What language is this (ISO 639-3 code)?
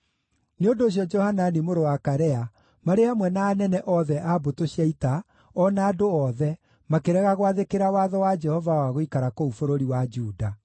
kik